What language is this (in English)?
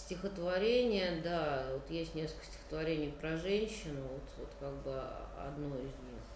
Russian